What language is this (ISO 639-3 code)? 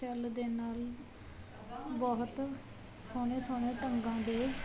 pan